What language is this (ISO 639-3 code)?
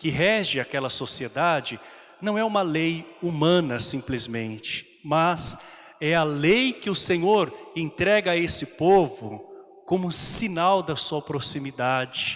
por